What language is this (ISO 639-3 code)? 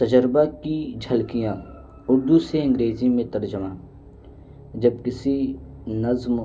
urd